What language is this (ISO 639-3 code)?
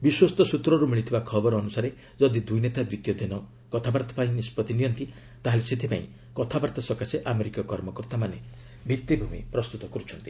ori